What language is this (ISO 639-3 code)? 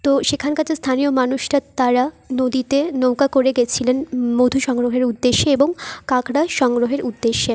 ben